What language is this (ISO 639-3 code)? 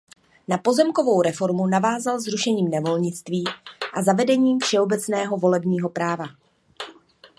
ces